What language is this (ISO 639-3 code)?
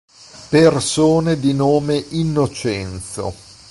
ita